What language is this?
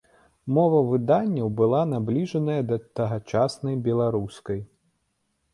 Belarusian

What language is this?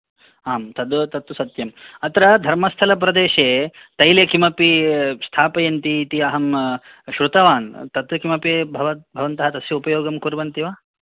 Sanskrit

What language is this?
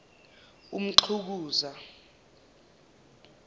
Zulu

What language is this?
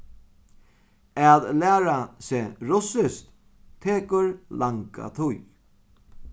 Faroese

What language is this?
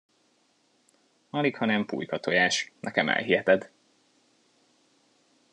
Hungarian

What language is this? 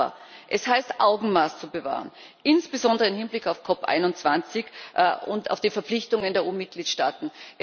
German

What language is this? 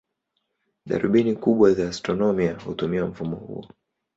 Swahili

